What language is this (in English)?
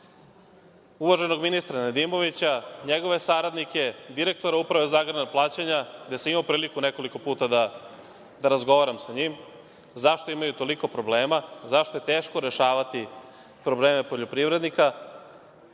Serbian